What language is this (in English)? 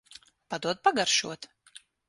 Latvian